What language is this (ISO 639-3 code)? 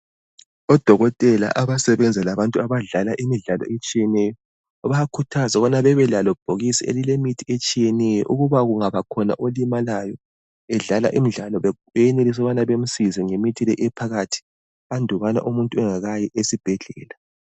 nde